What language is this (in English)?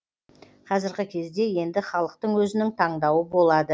Kazakh